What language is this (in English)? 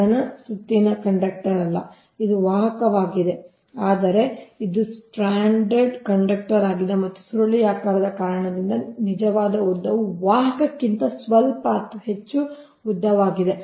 Kannada